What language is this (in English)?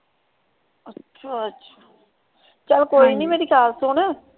Punjabi